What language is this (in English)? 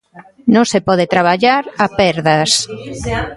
Galician